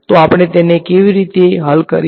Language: Gujarati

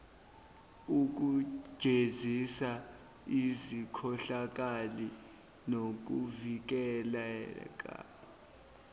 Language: Zulu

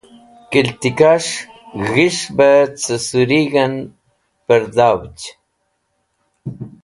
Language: Wakhi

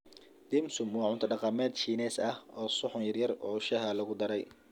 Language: Somali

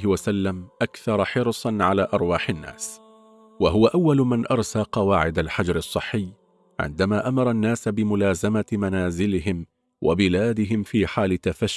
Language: Arabic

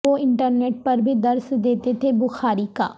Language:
Urdu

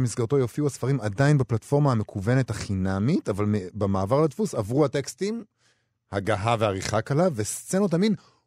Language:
Hebrew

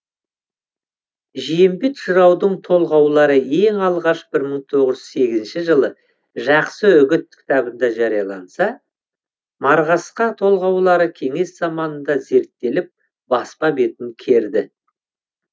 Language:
Kazakh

